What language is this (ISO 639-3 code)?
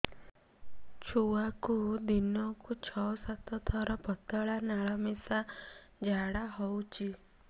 ori